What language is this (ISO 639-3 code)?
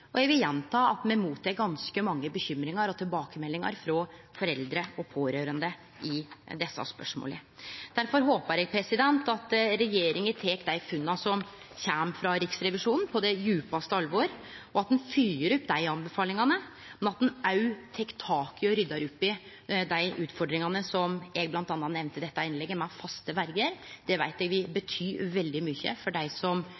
nno